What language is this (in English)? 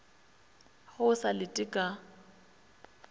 Northern Sotho